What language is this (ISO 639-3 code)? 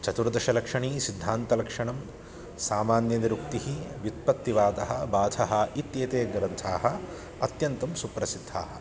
san